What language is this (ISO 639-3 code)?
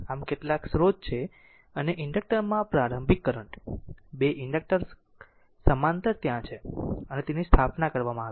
guj